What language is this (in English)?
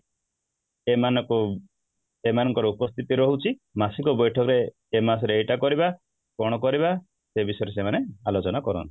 Odia